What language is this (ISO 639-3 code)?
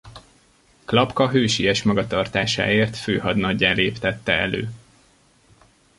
hun